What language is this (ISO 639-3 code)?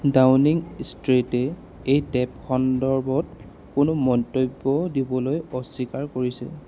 asm